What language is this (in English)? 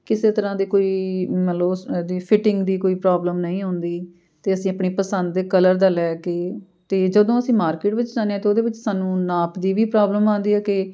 Punjabi